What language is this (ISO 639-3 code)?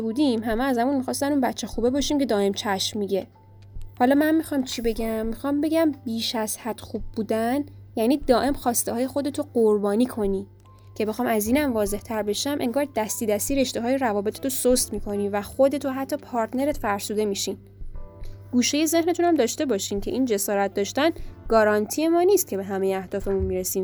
fas